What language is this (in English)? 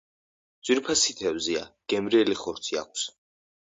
Georgian